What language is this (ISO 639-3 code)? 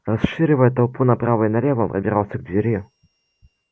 rus